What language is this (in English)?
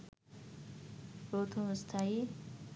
Bangla